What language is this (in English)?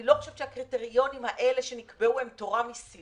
Hebrew